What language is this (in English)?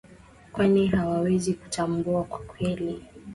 Swahili